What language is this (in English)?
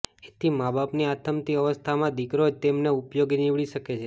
Gujarati